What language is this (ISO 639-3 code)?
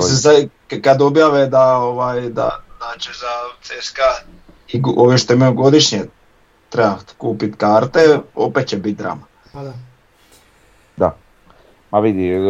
hrv